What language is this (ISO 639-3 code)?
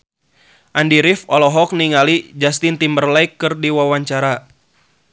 sun